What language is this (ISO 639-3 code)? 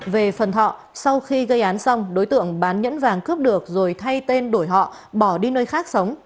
vie